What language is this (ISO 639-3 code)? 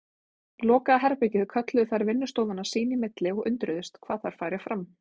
isl